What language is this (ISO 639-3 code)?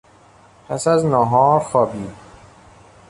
fas